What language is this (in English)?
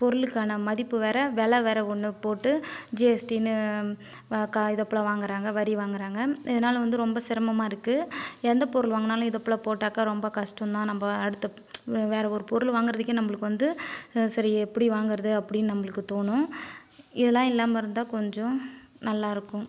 Tamil